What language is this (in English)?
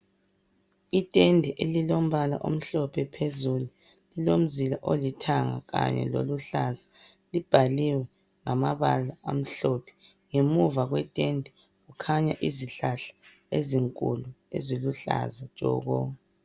North Ndebele